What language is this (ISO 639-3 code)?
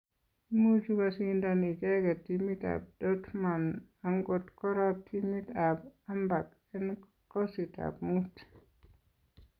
kln